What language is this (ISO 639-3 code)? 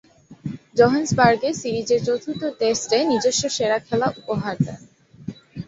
ben